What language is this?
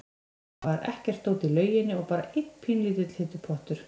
Icelandic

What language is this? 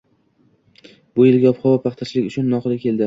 Uzbek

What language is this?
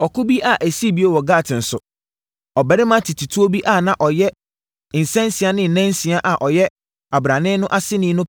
Akan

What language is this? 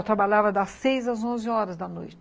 Portuguese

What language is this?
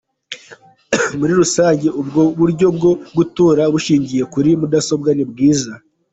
Kinyarwanda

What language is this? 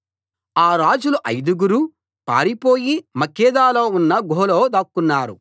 Telugu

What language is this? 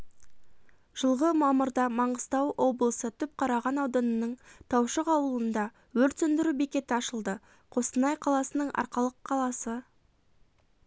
Kazakh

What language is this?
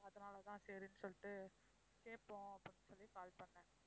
Tamil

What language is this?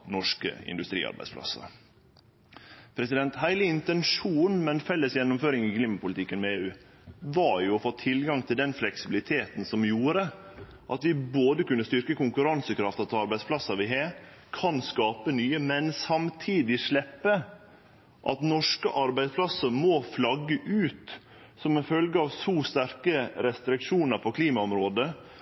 Norwegian Nynorsk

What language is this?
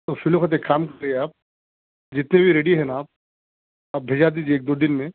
Urdu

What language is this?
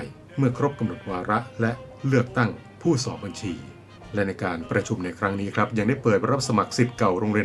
Thai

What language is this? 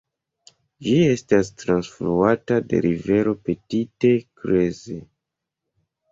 Esperanto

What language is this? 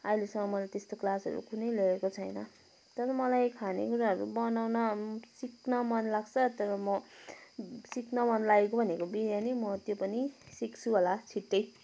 Nepali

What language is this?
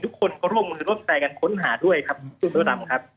Thai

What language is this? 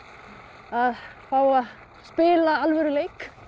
Icelandic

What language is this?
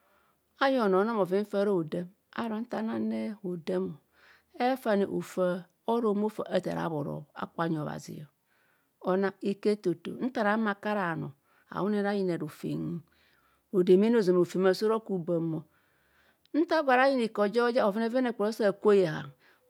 Kohumono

